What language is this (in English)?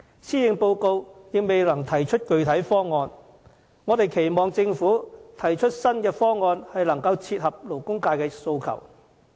Cantonese